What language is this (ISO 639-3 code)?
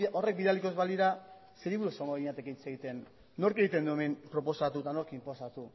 eus